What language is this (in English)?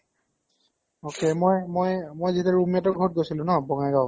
Assamese